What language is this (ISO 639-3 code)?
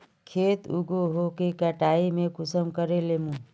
mag